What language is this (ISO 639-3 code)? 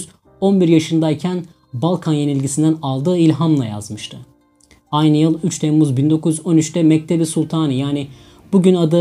tur